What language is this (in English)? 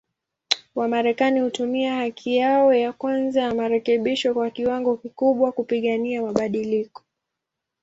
Swahili